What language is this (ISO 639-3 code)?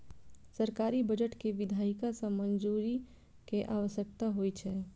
mai